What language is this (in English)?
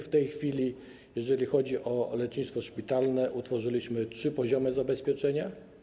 Polish